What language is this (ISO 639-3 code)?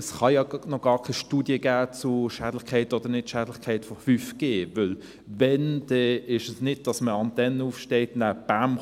gsw